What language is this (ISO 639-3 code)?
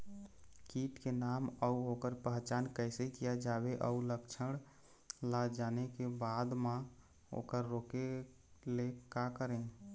hne